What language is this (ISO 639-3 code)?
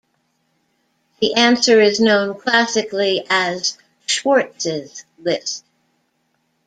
eng